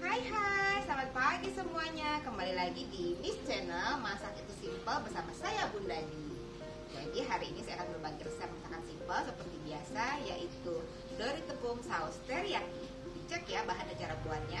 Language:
Indonesian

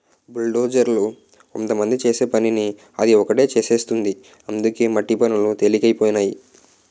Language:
Telugu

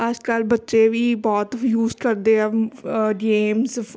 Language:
Punjabi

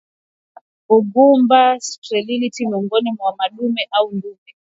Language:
Swahili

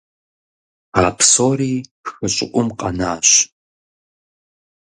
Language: Kabardian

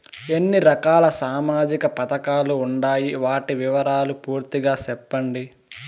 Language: Telugu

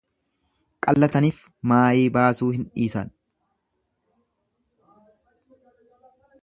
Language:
Oromo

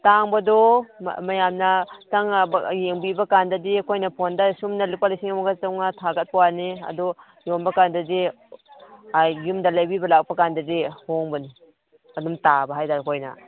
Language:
Manipuri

